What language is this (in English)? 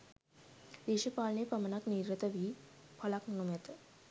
Sinhala